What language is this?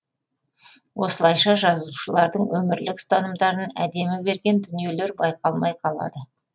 Kazakh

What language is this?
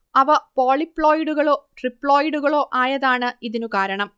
Malayalam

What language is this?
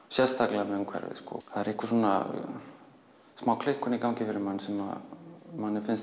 Icelandic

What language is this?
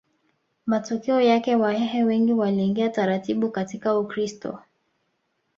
Swahili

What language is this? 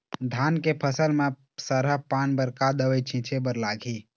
Chhattisgarhi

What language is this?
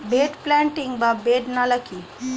Bangla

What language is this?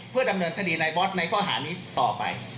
Thai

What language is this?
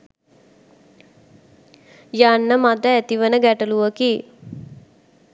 Sinhala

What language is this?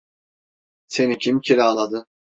Turkish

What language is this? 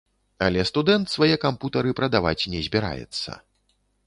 Belarusian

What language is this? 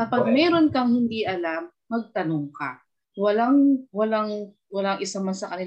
Filipino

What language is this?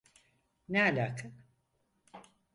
Turkish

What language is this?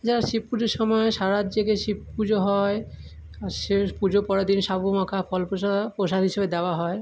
Bangla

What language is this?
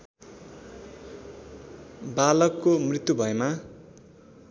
Nepali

